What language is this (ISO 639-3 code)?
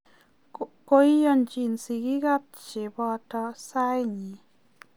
kln